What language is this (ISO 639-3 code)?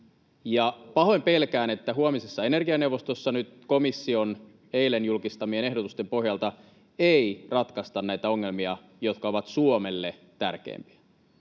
fin